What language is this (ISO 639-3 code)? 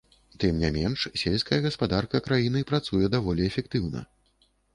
bel